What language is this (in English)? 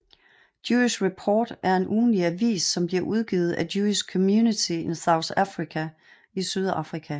Danish